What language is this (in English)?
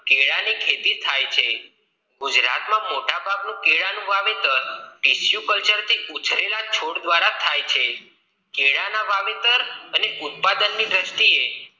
Gujarati